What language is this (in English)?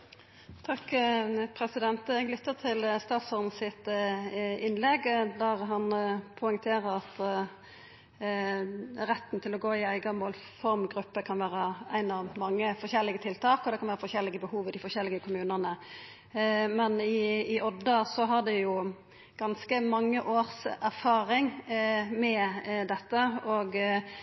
Norwegian Nynorsk